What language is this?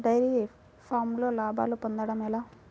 Telugu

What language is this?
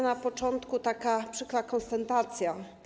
Polish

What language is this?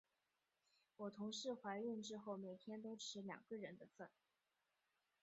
Chinese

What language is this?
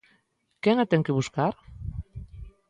Galician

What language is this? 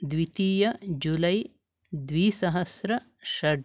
Sanskrit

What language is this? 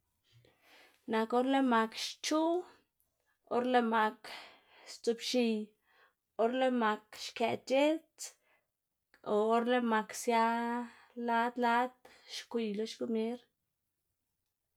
Xanaguía Zapotec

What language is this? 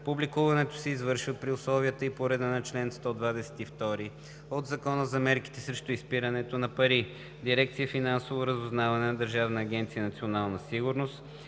Bulgarian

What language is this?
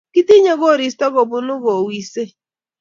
Kalenjin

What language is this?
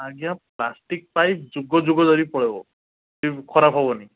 Odia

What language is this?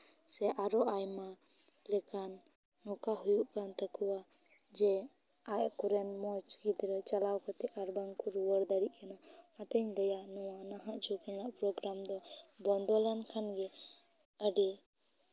Santali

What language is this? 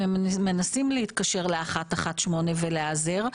Hebrew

